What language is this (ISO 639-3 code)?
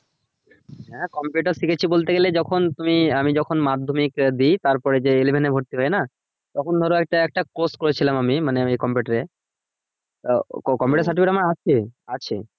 ben